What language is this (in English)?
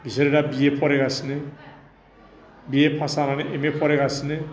Bodo